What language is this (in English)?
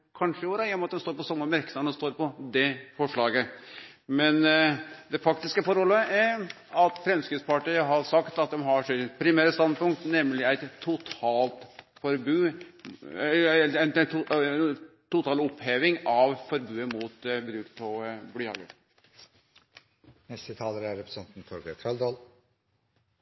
Norwegian